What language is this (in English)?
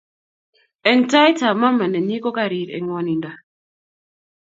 Kalenjin